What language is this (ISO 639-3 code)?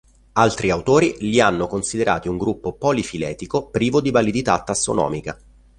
ita